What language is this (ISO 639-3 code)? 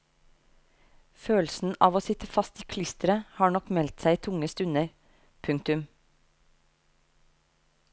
nor